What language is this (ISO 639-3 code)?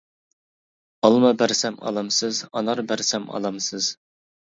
uig